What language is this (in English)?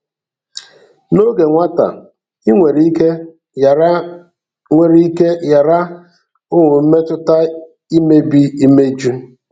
Igbo